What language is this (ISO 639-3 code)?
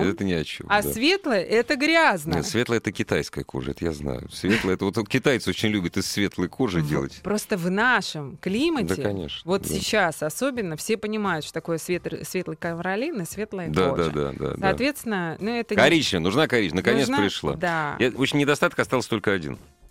rus